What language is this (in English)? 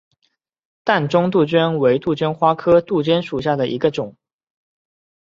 Chinese